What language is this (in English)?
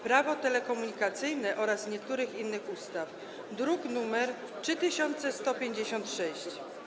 Polish